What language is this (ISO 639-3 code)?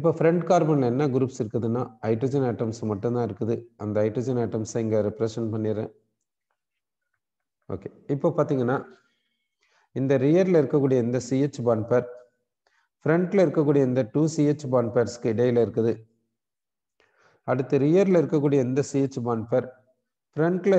hin